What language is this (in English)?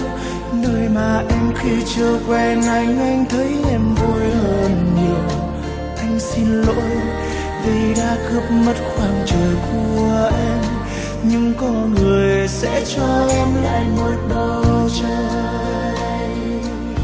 Vietnamese